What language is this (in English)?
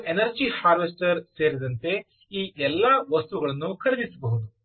Kannada